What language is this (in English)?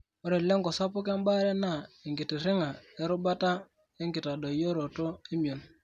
Masai